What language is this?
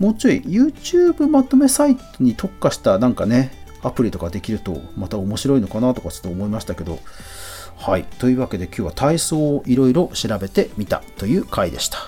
Japanese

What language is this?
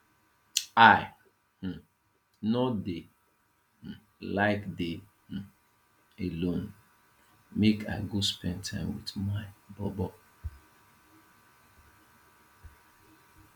Nigerian Pidgin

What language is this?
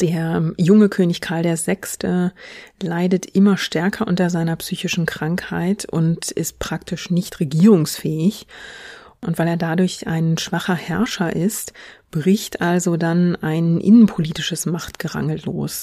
German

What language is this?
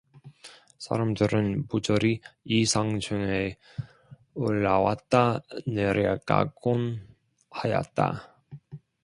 Korean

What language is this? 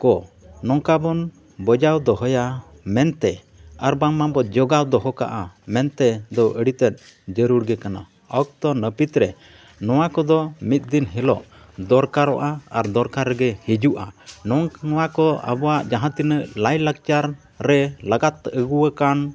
Santali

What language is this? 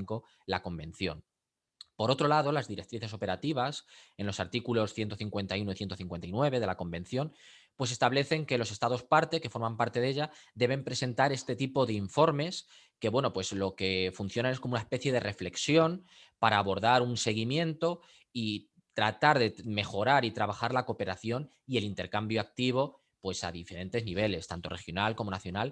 Spanish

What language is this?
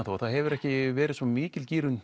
Icelandic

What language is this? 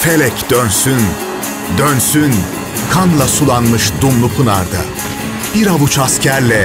Turkish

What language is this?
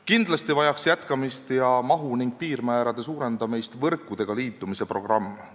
Estonian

